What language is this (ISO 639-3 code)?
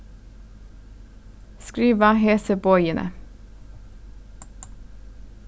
fao